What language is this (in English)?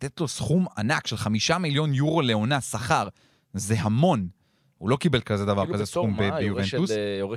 Hebrew